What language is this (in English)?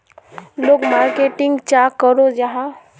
Magahi